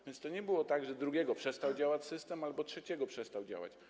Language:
Polish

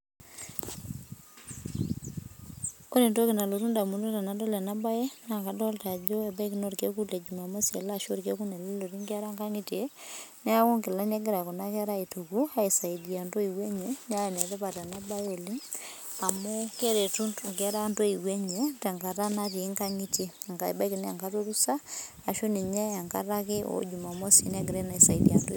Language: Masai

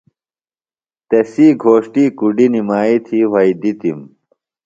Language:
Phalura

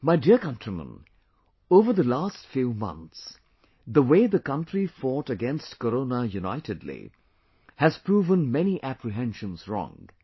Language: English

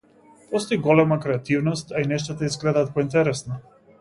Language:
Macedonian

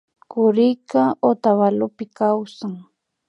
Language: Imbabura Highland Quichua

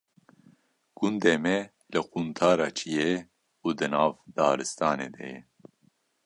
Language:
Kurdish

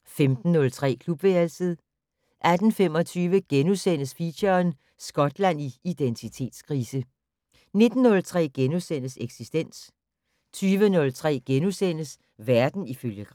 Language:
Danish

